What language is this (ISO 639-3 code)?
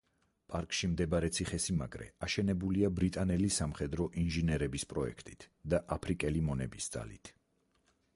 kat